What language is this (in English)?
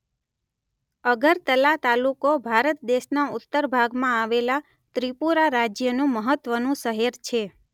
Gujarati